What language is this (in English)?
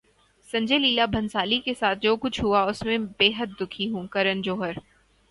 Urdu